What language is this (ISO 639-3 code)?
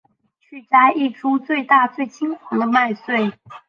zho